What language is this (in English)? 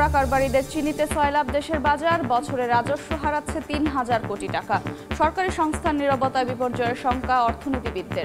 Turkish